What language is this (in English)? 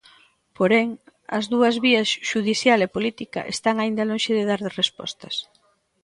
Galician